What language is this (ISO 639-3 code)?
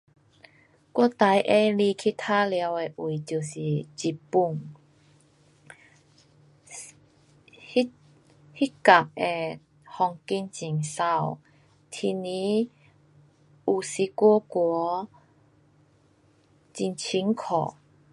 cpx